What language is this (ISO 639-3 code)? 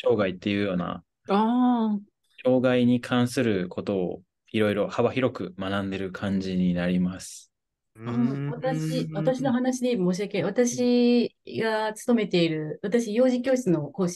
jpn